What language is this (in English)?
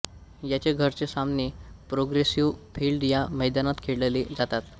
Marathi